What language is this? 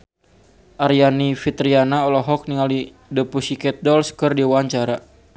Sundanese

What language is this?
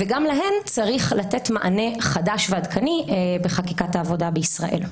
Hebrew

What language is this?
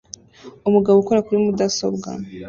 Kinyarwanda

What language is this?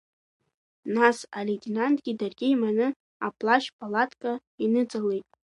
Abkhazian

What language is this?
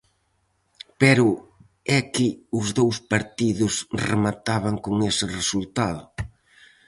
Galician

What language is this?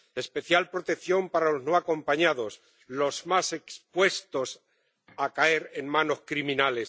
Spanish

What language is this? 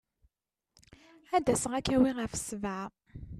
Kabyle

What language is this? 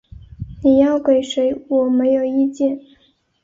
Chinese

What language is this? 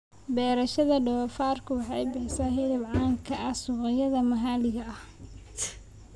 Somali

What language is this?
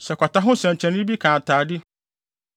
Akan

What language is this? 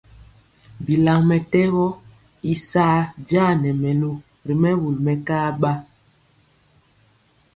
Mpiemo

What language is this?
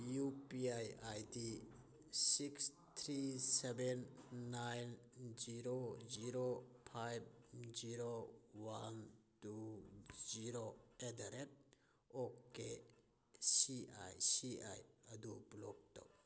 Manipuri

